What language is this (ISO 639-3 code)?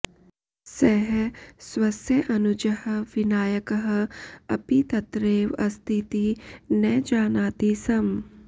san